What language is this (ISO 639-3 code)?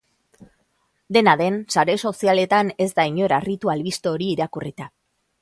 eus